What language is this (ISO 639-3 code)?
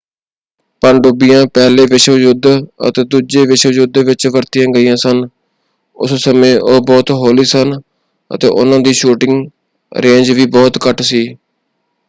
pan